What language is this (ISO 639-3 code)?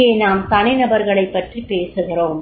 tam